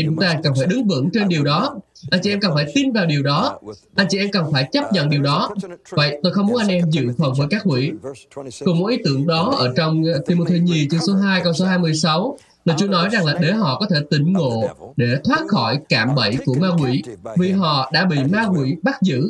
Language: Vietnamese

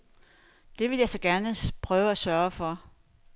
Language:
Danish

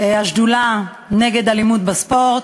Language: Hebrew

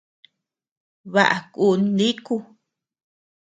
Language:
Tepeuxila Cuicatec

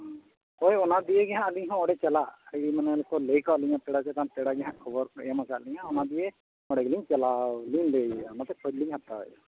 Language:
Santali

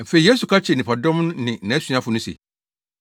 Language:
Akan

